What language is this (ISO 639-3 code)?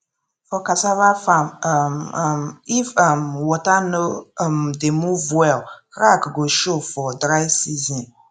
pcm